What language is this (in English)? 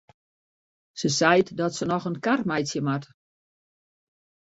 Western Frisian